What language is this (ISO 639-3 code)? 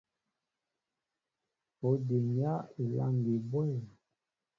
mbo